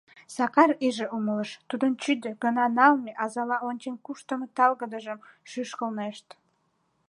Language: Mari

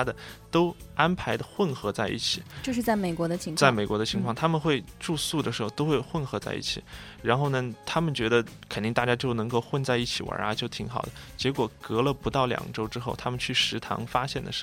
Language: Chinese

